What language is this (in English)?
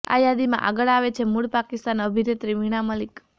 Gujarati